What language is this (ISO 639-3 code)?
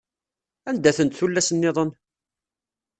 kab